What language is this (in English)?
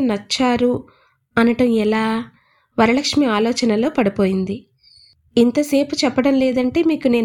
Telugu